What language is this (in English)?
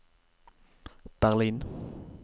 Norwegian